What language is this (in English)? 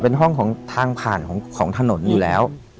Thai